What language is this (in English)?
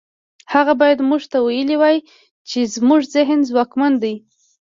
Pashto